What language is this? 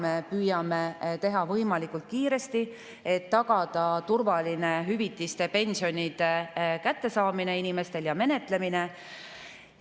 Estonian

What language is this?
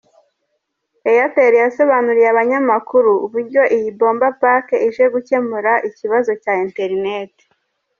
Kinyarwanda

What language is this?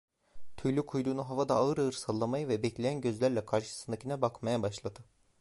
Turkish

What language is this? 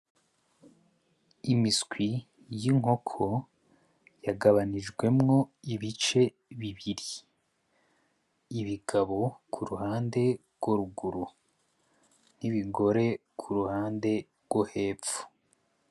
Rundi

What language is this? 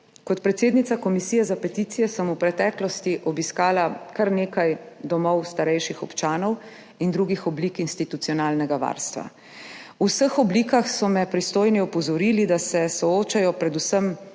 Slovenian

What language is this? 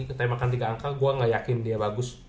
Indonesian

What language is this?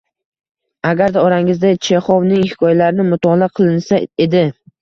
Uzbek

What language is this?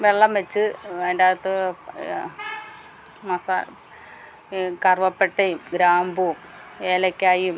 Malayalam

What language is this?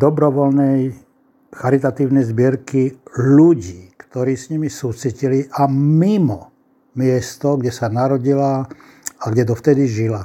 Slovak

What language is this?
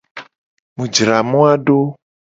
Gen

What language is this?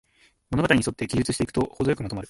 Japanese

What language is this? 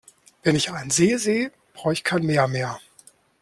German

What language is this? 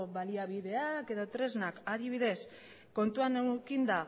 Basque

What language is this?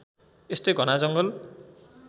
Nepali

